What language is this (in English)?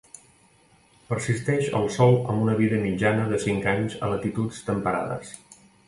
Catalan